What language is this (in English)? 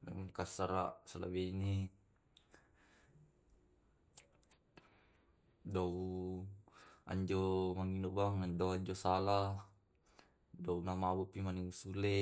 Tae'